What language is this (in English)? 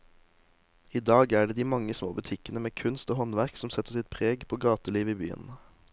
Norwegian